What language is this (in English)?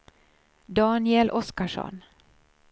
Swedish